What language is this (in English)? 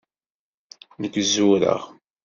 Kabyle